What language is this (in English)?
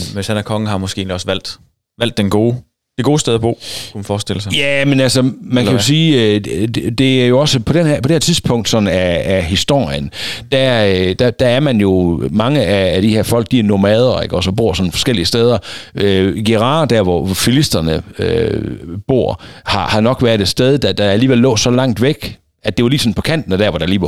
Danish